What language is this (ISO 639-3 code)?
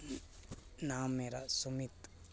doi